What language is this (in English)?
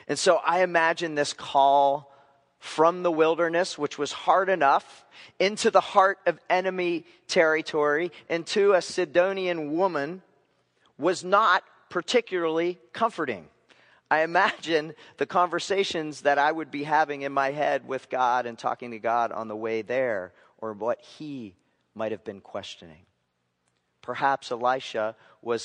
English